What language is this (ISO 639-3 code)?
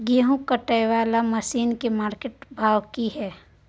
mai